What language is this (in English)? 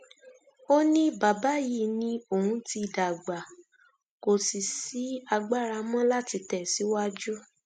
Yoruba